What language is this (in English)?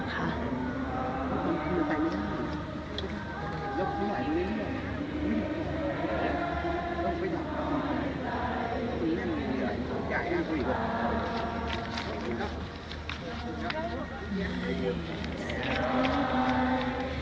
Thai